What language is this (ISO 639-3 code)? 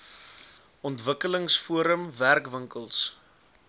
afr